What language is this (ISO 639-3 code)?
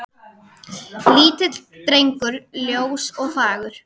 isl